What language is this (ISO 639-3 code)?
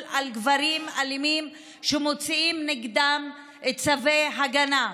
heb